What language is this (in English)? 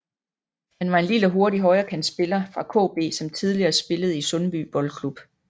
Danish